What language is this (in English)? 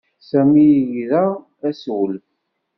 Kabyle